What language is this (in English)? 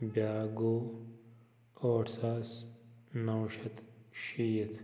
Kashmiri